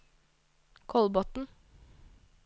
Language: Norwegian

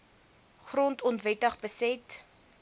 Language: Afrikaans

